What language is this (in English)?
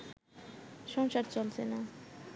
Bangla